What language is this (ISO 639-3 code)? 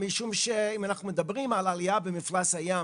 heb